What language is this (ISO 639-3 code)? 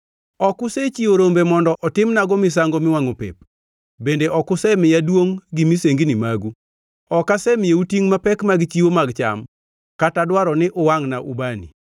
luo